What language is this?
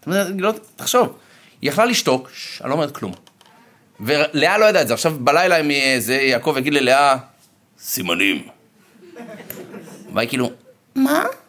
Hebrew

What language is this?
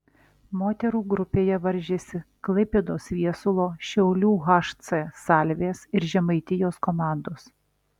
Lithuanian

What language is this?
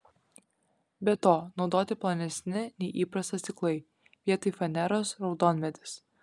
Lithuanian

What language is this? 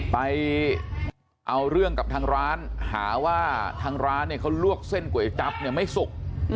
Thai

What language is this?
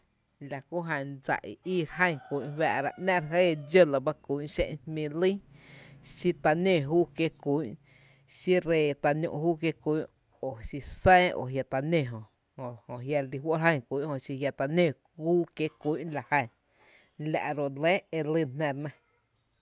Tepinapa Chinantec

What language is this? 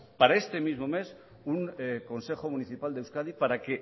Spanish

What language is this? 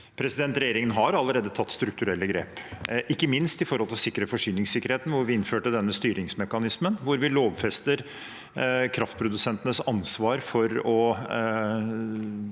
Norwegian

